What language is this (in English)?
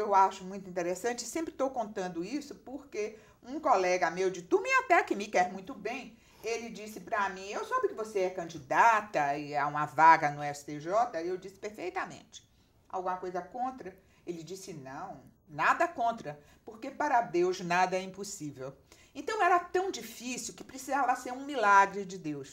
Portuguese